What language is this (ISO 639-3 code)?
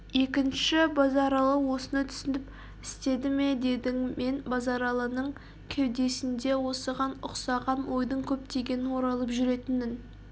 kaz